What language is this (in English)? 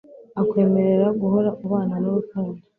Kinyarwanda